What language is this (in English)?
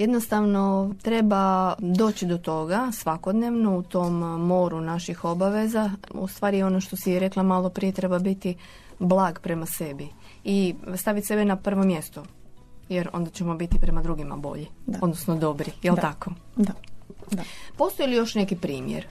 Croatian